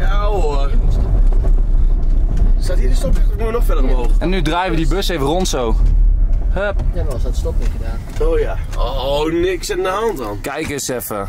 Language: Dutch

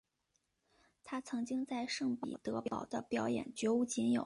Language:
Chinese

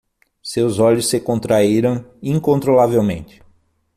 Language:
Portuguese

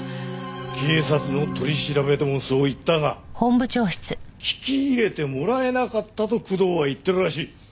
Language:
Japanese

